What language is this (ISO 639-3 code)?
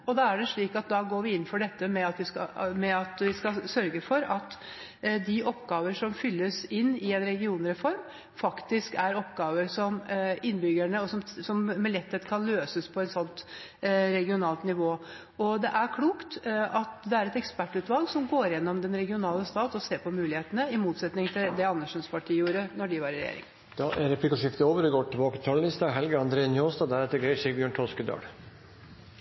nor